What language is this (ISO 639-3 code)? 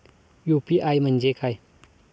mar